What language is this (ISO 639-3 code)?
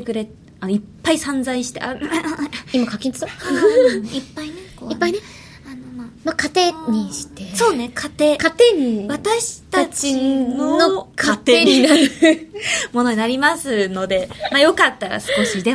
jpn